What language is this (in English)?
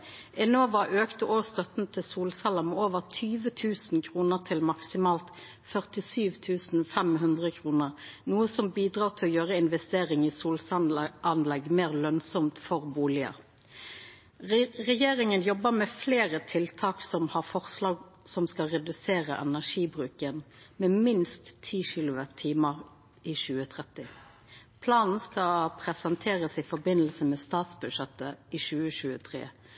Norwegian Nynorsk